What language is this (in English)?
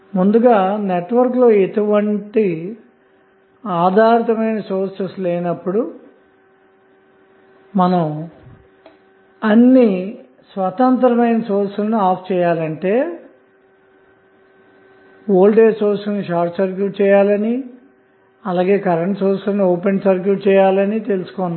Telugu